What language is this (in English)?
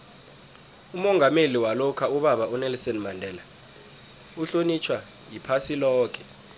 South Ndebele